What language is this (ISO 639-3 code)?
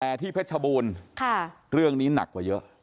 tha